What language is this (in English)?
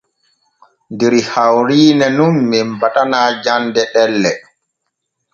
Borgu Fulfulde